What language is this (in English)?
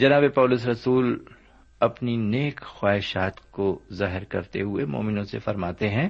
Urdu